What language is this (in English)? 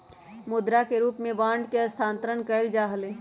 Magahi